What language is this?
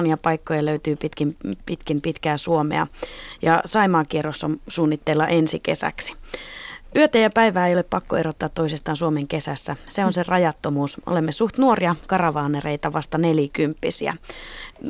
Finnish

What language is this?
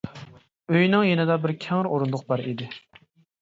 Uyghur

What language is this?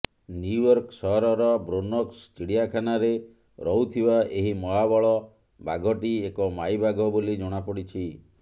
Odia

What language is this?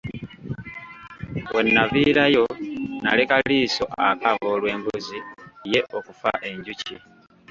Ganda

